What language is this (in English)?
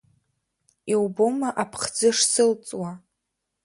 Abkhazian